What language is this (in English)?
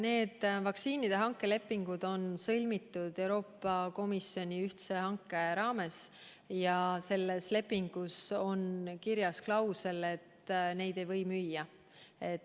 Estonian